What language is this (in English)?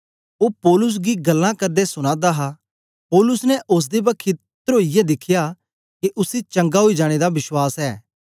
Dogri